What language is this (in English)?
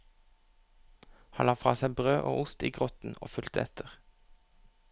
Norwegian